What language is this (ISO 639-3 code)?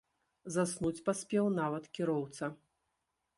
bel